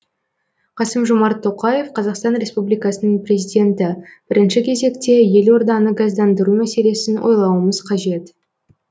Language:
Kazakh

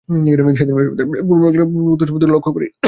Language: Bangla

